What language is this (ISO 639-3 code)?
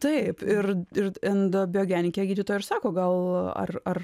lit